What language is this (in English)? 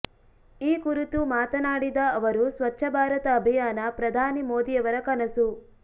Kannada